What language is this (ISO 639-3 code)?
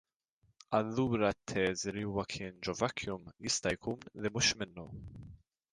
mlt